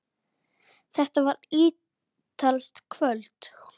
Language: Icelandic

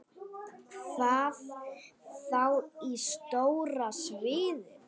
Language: Icelandic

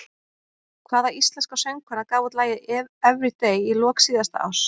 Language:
Icelandic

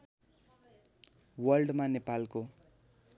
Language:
Nepali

